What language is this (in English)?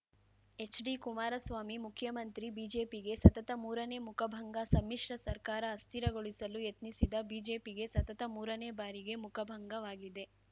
Kannada